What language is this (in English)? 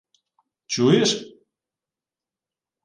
Ukrainian